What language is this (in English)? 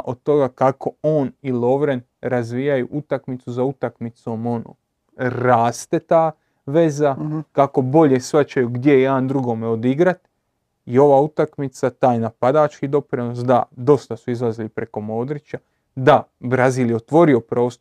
Croatian